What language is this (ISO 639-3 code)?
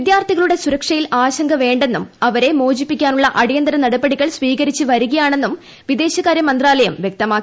mal